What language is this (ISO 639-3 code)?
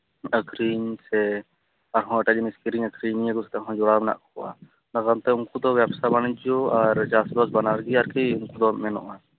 sat